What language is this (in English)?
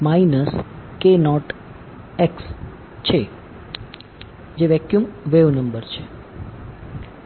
Gujarati